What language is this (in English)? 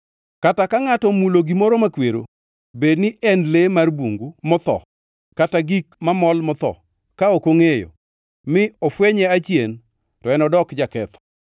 Luo (Kenya and Tanzania)